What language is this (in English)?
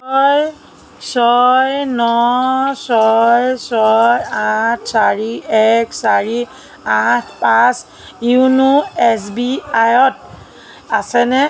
Assamese